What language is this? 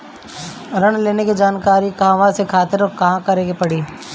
Bhojpuri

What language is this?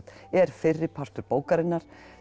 Icelandic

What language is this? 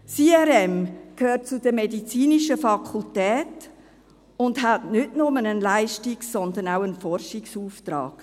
Swiss German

